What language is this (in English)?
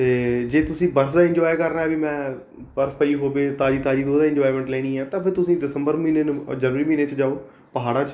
Punjabi